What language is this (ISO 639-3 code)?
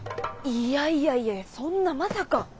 jpn